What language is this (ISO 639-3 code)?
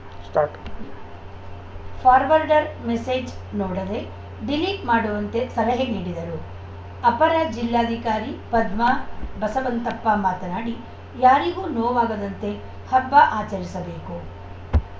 kan